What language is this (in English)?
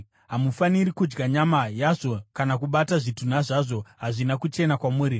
Shona